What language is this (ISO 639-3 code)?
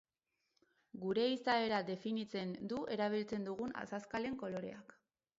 eus